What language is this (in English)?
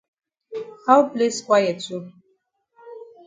Cameroon Pidgin